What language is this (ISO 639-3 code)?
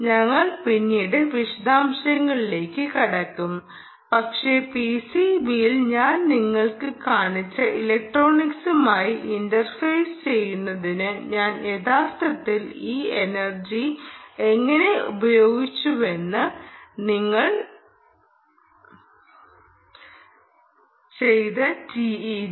mal